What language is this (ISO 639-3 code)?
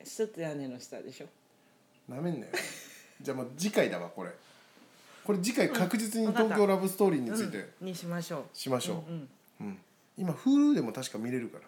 jpn